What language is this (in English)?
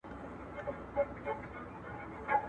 Pashto